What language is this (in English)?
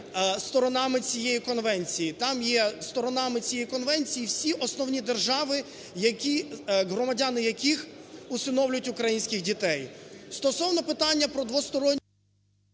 Ukrainian